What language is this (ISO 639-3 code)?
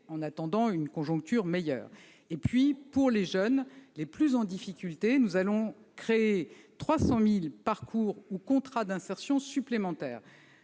fra